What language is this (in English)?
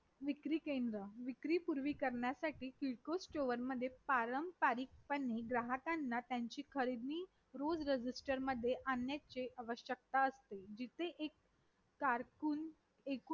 Marathi